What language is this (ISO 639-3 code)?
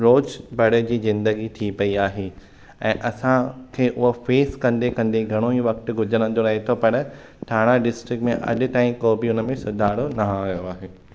snd